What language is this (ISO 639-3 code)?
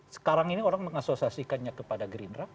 ind